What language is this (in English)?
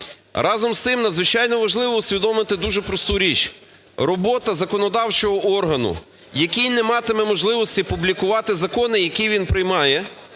Ukrainian